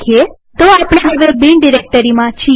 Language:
Gujarati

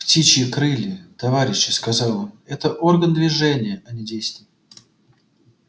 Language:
Russian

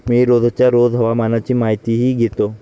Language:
Marathi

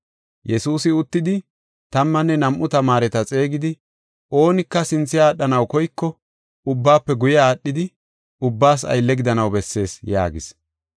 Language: Gofa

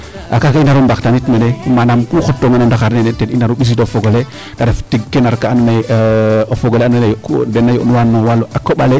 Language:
Serer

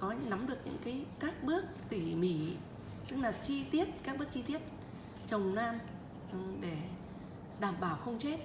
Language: Vietnamese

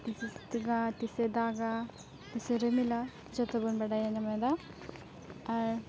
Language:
Santali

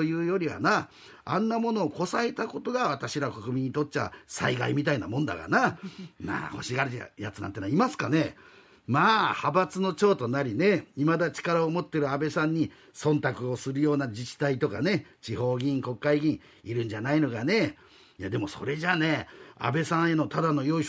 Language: Japanese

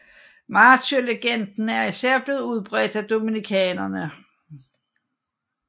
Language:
Danish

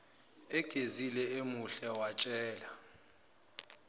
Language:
Zulu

